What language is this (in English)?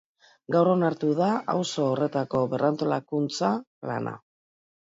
Basque